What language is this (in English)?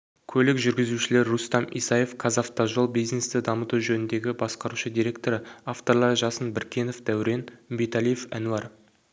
Kazakh